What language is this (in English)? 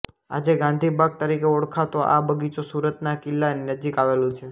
Gujarati